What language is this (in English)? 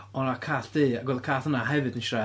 Welsh